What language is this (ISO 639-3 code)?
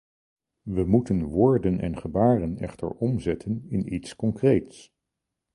nld